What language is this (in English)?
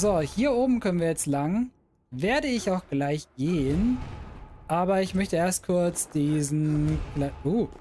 German